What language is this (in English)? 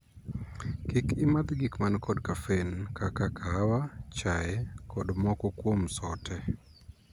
Luo (Kenya and Tanzania)